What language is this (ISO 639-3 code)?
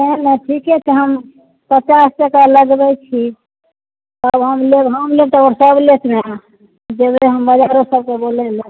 mai